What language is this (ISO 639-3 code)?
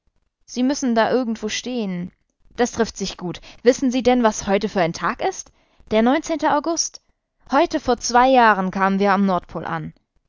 deu